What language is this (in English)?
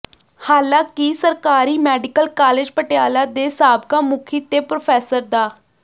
Punjabi